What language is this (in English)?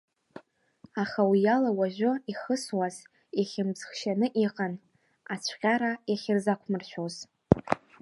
Abkhazian